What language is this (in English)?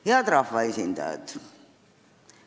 Estonian